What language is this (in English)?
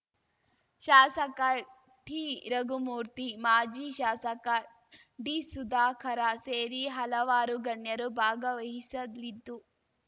Kannada